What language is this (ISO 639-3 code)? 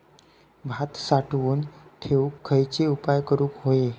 mar